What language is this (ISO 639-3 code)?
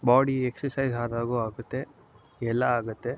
kan